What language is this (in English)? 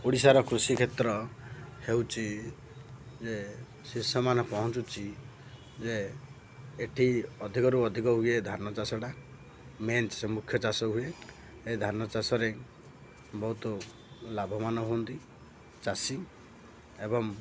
Odia